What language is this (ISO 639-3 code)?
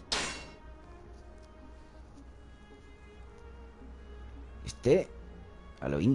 spa